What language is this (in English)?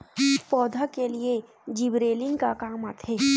Chhattisgarhi